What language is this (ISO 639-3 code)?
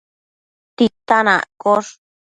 mcf